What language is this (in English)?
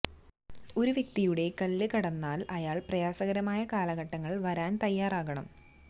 Malayalam